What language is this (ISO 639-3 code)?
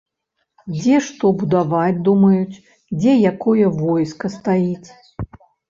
bel